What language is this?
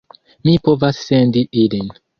Esperanto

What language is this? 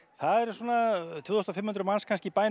Icelandic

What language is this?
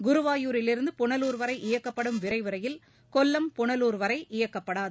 Tamil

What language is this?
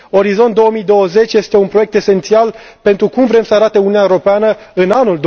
Romanian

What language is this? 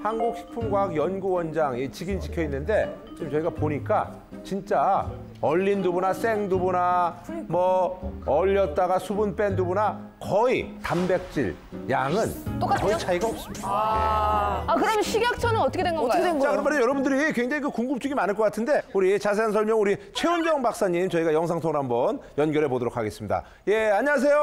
Korean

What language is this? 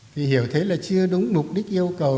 Vietnamese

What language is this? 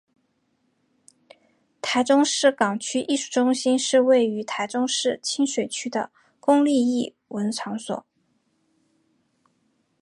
Chinese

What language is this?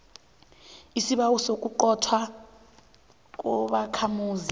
South Ndebele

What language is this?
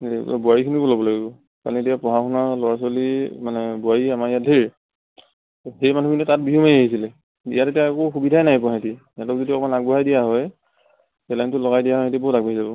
Assamese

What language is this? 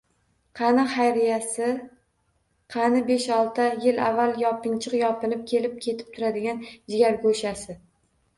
Uzbek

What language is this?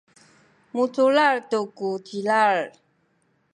Sakizaya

